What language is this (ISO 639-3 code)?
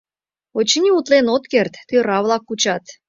chm